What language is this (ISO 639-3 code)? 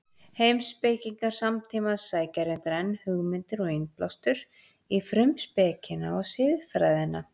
isl